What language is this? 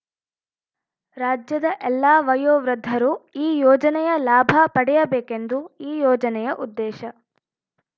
Kannada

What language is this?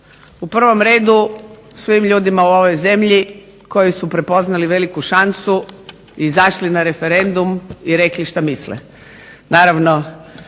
Croatian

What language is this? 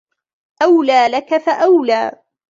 Arabic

